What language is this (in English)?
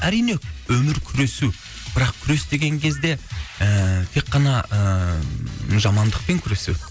Kazakh